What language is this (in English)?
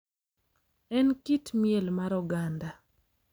Luo (Kenya and Tanzania)